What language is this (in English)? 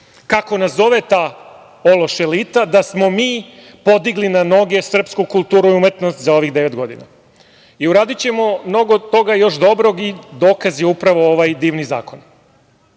Serbian